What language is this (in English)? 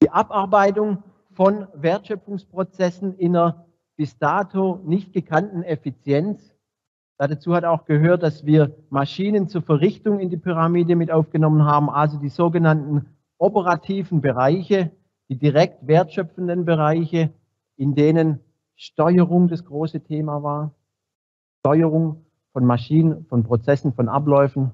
German